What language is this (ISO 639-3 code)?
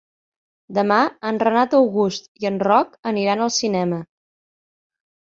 cat